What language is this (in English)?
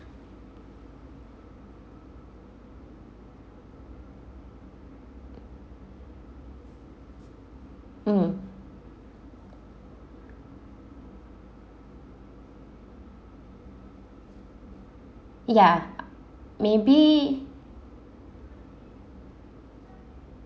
English